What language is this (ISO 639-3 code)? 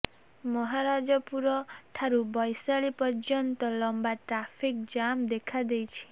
ori